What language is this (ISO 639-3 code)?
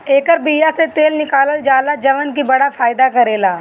bho